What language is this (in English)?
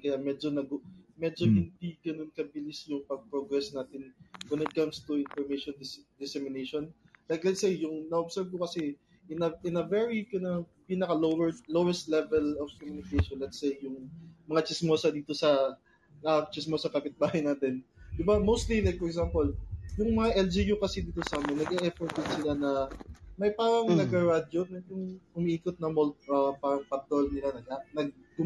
Filipino